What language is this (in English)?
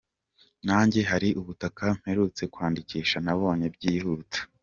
Kinyarwanda